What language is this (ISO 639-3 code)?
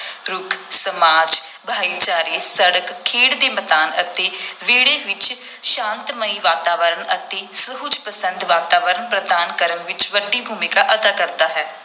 pan